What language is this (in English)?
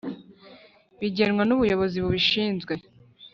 Kinyarwanda